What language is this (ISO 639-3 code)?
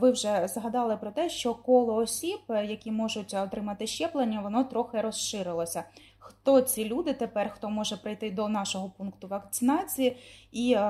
ukr